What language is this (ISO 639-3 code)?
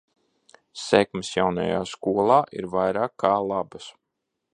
lav